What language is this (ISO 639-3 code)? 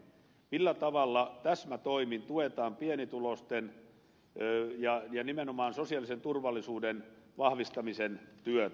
fin